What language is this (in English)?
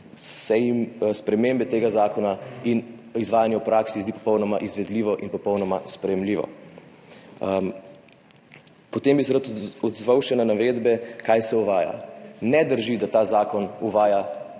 Slovenian